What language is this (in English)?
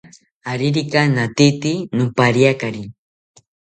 South Ucayali Ashéninka